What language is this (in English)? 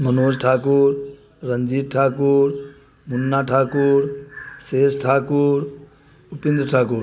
Maithili